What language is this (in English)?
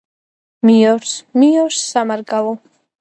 Georgian